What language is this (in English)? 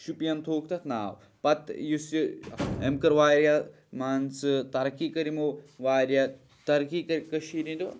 Kashmiri